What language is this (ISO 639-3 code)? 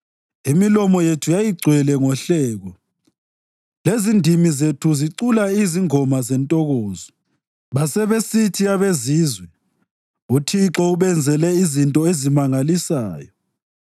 nde